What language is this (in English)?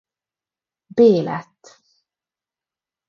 Hungarian